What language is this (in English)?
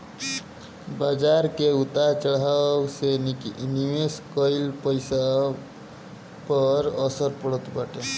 Bhojpuri